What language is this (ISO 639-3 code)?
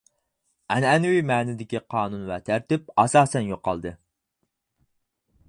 uig